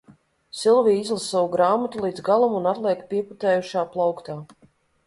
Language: Latvian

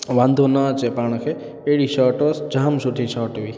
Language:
Sindhi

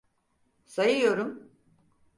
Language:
Turkish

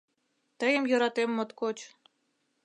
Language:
Mari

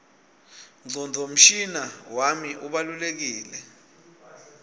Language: Swati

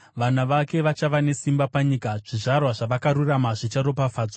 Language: Shona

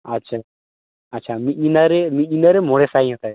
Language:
Santali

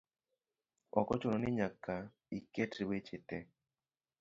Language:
Luo (Kenya and Tanzania)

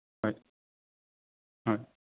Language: Assamese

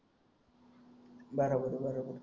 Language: Marathi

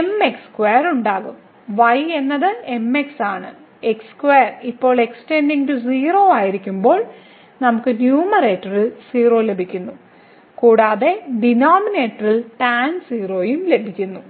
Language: Malayalam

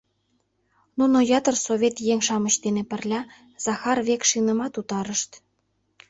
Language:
Mari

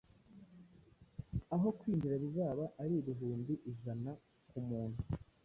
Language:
Kinyarwanda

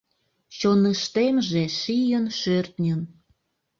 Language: Mari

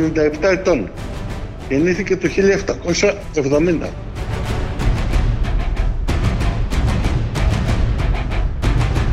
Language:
Greek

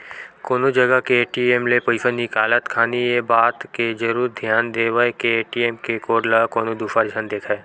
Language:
Chhattisgarhi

